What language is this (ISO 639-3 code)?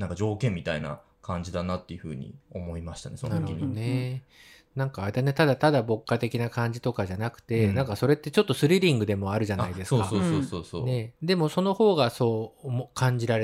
jpn